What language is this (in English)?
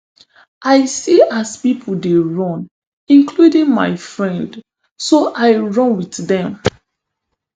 Nigerian Pidgin